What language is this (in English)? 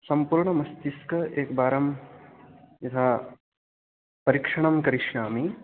Sanskrit